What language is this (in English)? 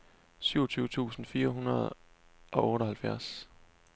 Danish